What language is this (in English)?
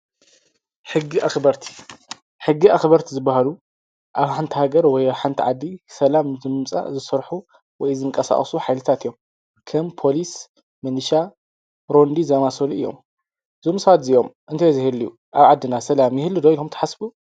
Tigrinya